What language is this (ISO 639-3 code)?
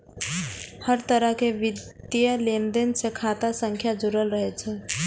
mai